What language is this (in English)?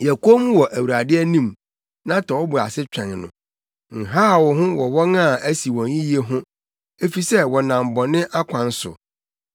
Akan